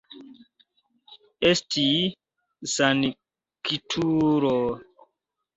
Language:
Esperanto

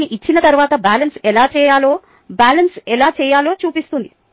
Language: Telugu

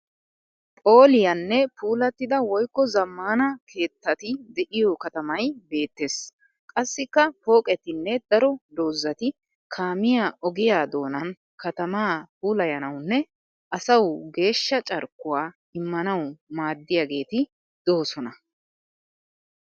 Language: Wolaytta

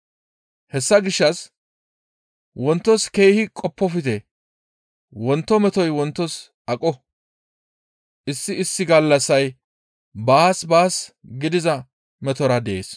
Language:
Gamo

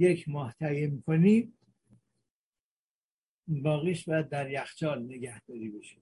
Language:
Persian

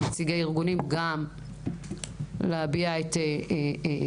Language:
Hebrew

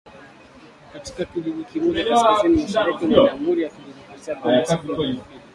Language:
Swahili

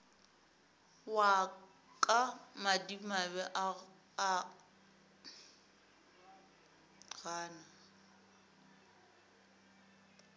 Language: Northern Sotho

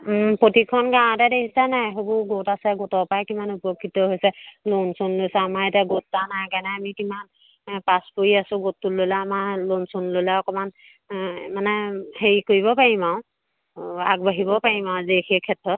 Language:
Assamese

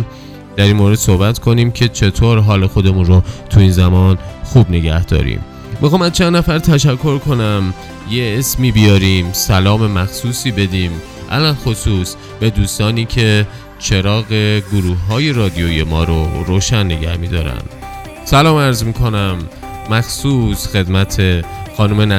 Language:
Persian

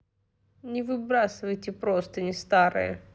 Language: Russian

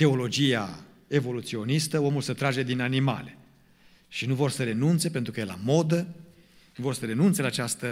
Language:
Romanian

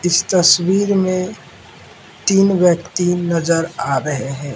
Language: Hindi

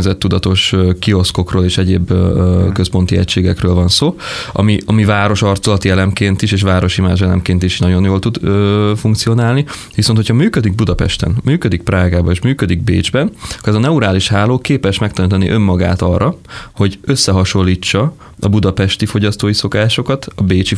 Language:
Hungarian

